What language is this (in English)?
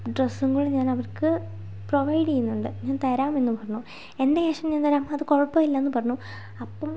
Malayalam